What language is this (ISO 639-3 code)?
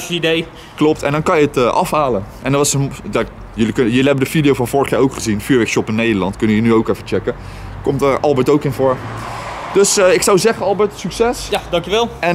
nld